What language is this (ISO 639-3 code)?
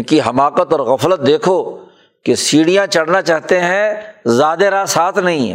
urd